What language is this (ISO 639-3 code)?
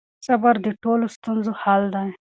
pus